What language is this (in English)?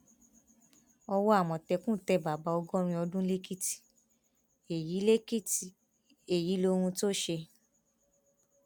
Yoruba